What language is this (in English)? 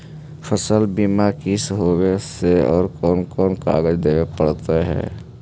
Magahi